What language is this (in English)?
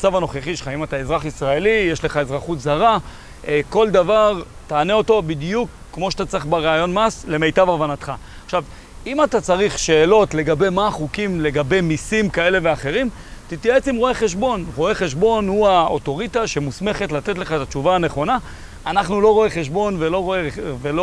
Hebrew